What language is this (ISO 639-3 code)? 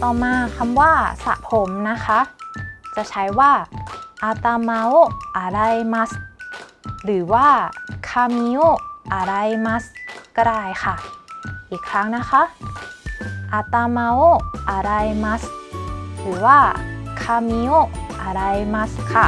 tha